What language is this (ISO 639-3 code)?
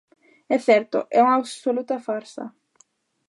glg